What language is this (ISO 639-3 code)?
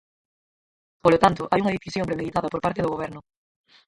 glg